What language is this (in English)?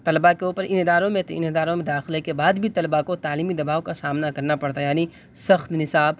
Urdu